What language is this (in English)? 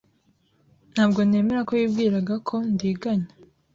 Kinyarwanda